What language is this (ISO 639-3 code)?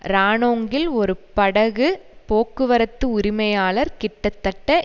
tam